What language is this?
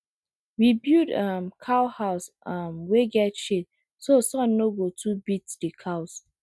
Nigerian Pidgin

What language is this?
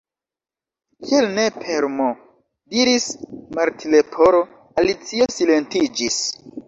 Esperanto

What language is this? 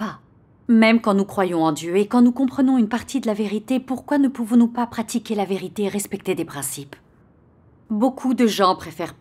French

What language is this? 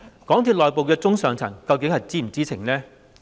Cantonese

